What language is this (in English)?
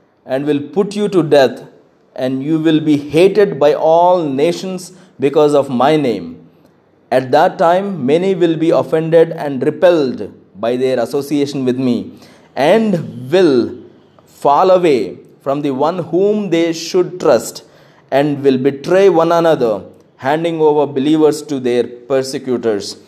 Telugu